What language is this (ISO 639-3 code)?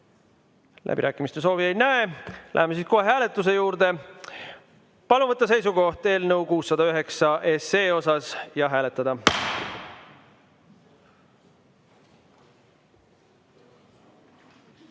est